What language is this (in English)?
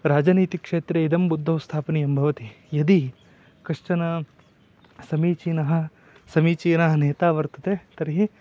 Sanskrit